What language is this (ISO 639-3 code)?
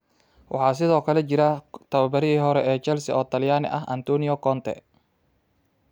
som